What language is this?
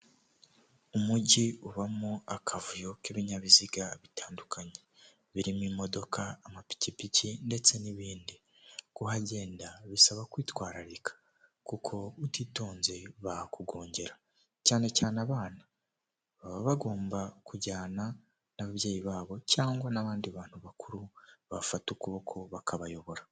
Kinyarwanda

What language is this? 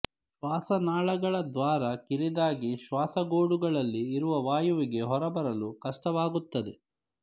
Kannada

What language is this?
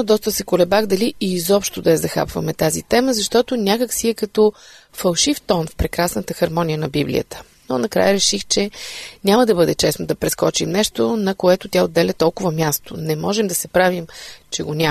Bulgarian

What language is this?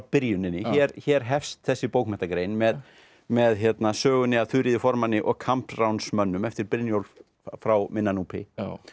Icelandic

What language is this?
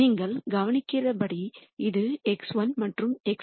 Tamil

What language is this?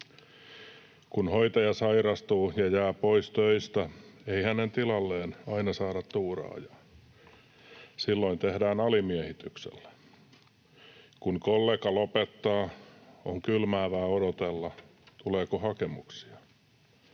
Finnish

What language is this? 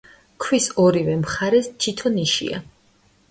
Georgian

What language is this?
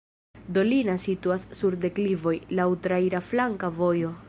Esperanto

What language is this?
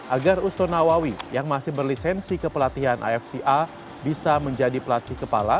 Indonesian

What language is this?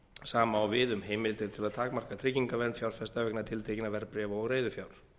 Icelandic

